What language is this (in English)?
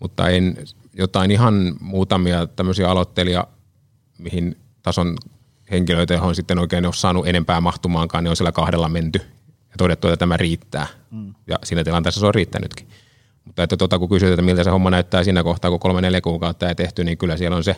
Finnish